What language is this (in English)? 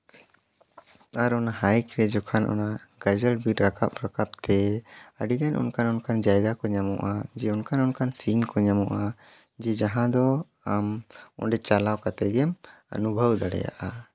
Santali